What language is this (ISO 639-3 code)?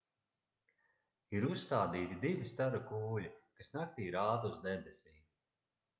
lav